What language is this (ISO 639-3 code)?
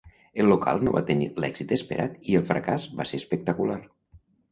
cat